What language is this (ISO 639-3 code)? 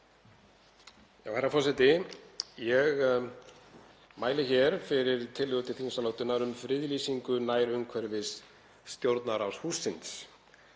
isl